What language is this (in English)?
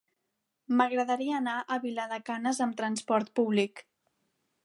Catalan